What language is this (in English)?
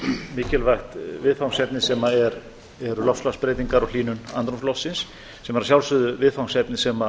Icelandic